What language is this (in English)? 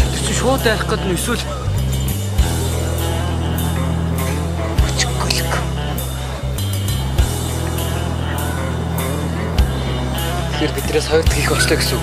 Korean